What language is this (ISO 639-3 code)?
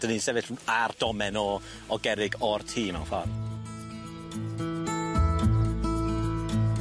cym